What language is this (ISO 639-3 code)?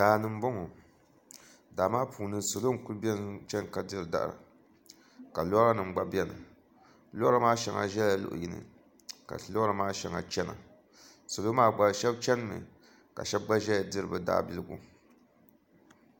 dag